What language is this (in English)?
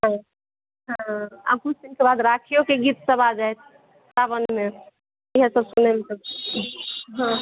Maithili